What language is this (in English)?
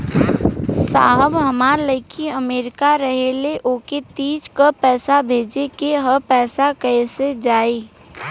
Bhojpuri